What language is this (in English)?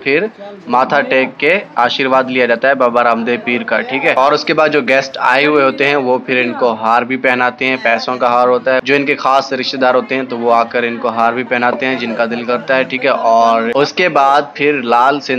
Hindi